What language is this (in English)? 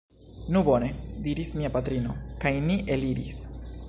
Esperanto